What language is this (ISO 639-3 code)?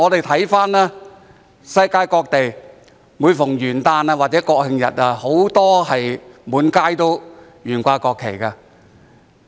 yue